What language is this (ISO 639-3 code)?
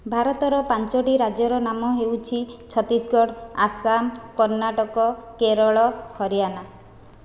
ori